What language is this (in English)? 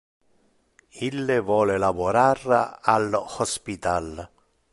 Interlingua